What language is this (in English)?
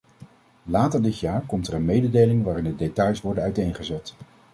Dutch